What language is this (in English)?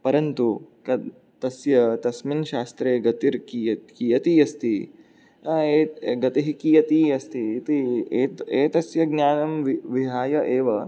Sanskrit